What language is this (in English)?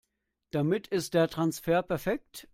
German